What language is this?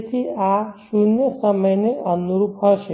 Gujarati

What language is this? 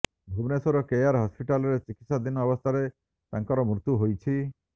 Odia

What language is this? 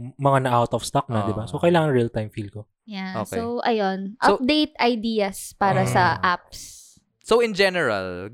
Filipino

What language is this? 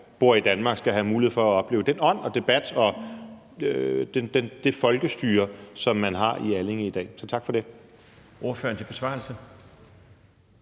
Danish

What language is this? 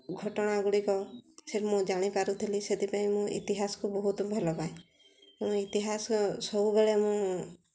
Odia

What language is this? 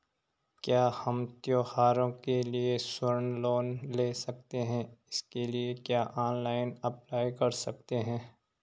Hindi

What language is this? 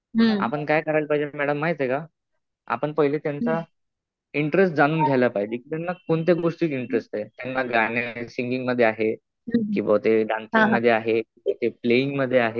Marathi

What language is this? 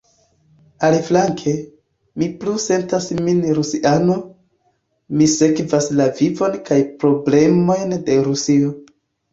Esperanto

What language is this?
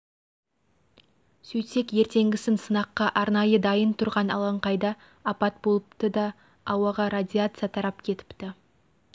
Kazakh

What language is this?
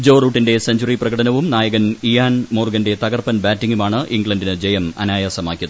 Malayalam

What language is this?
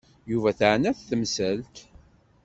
Kabyle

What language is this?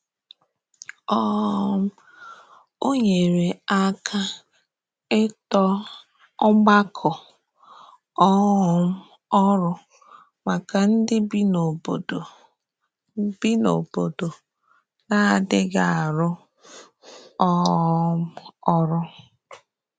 Igbo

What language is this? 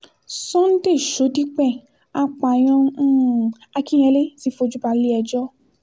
Yoruba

